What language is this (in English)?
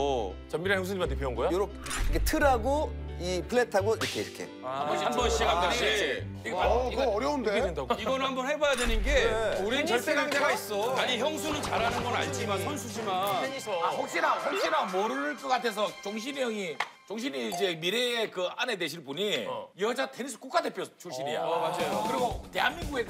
Korean